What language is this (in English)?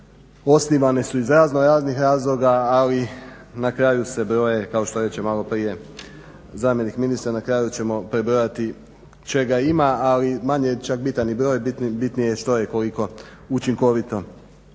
Croatian